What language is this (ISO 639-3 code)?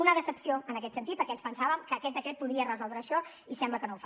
cat